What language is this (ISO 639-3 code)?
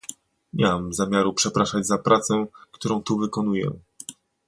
pol